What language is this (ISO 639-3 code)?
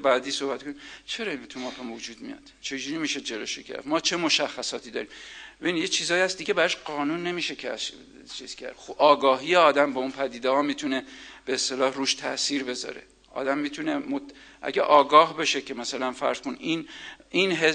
fas